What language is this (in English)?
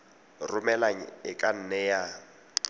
Tswana